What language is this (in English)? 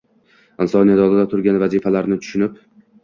Uzbek